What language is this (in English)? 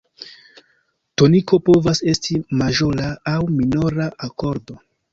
Esperanto